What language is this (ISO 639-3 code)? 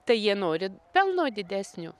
lit